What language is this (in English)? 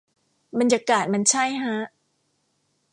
Thai